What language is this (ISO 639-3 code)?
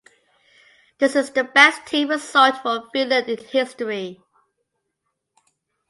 eng